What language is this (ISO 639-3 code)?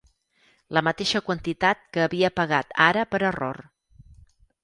cat